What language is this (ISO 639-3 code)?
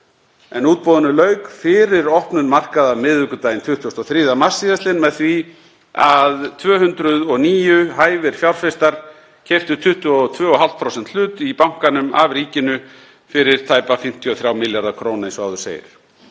isl